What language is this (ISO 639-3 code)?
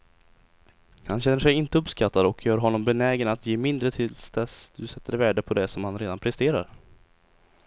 swe